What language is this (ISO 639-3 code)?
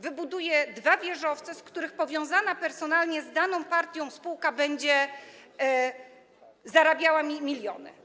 pol